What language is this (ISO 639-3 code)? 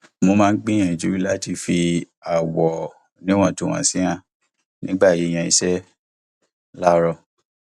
yor